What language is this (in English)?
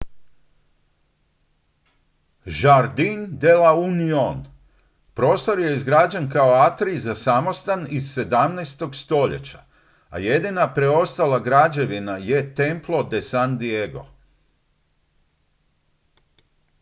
Croatian